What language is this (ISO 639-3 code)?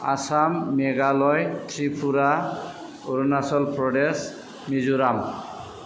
brx